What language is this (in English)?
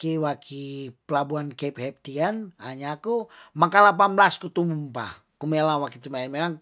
Tondano